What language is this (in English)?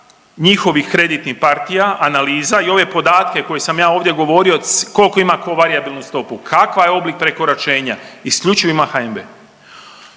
Croatian